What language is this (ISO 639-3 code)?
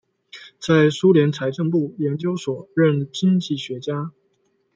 zho